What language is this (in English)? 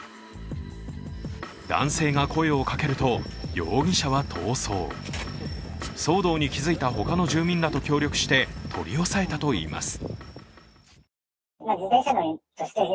Japanese